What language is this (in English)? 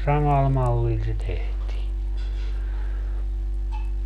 Finnish